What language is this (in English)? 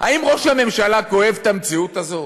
Hebrew